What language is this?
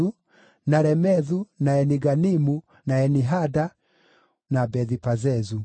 Kikuyu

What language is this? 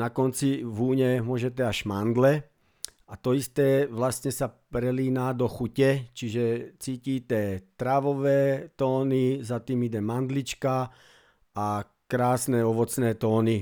Slovak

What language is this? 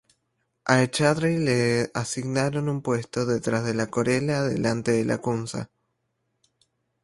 Spanish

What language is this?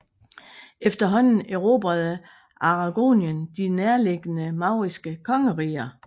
Danish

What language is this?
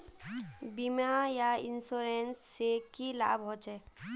Magahi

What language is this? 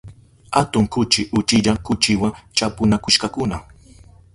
Southern Pastaza Quechua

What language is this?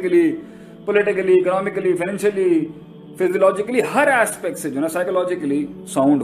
Urdu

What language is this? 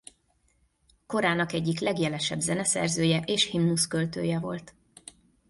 Hungarian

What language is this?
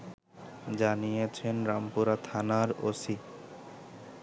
Bangla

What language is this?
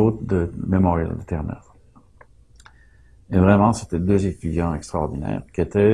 French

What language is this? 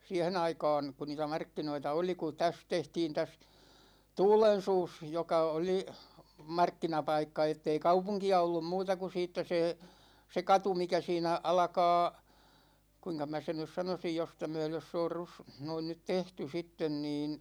Finnish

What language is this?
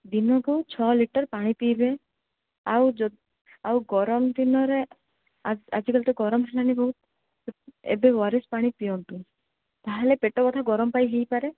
Odia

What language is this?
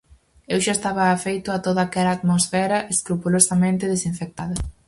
Galician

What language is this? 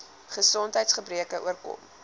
Afrikaans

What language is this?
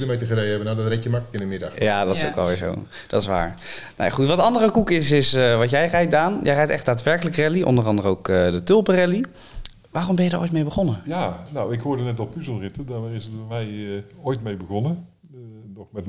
Dutch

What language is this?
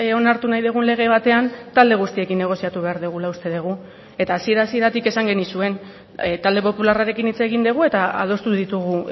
Basque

